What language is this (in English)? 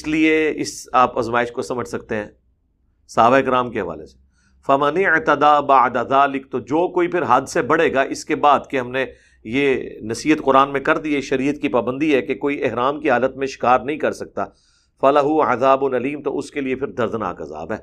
Urdu